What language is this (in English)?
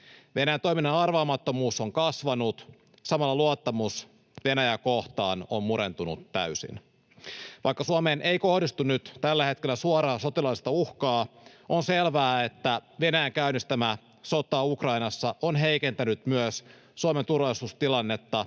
Finnish